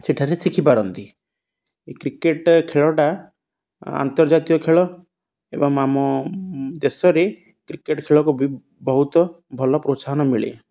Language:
Odia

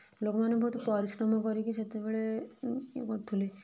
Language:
Odia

